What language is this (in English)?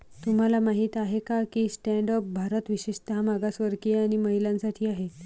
Marathi